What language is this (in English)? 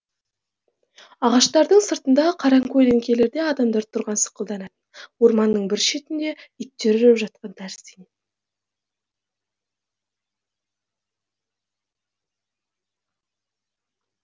Kazakh